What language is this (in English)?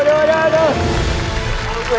Thai